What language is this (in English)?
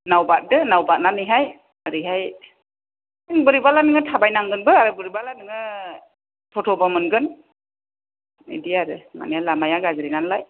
Bodo